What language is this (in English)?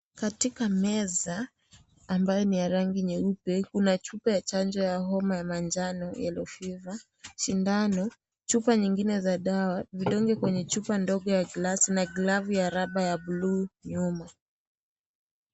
Swahili